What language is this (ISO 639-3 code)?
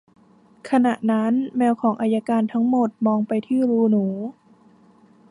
tha